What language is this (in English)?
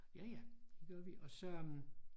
Danish